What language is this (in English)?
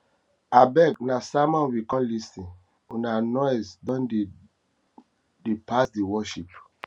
Nigerian Pidgin